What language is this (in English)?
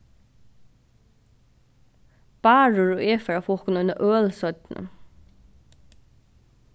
Faroese